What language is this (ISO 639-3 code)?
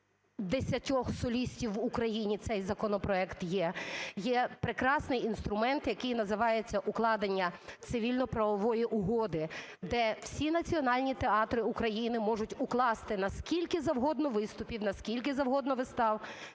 ukr